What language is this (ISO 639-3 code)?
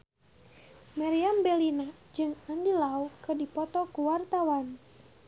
sun